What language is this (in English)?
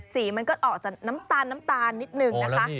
Thai